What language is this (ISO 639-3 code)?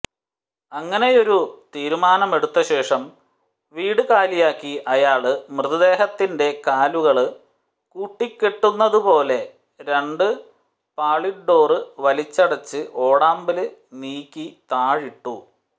mal